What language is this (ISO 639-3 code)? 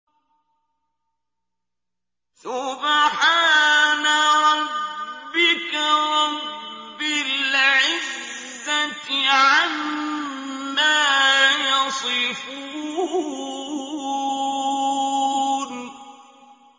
ara